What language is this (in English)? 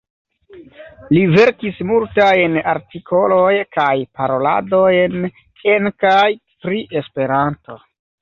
Esperanto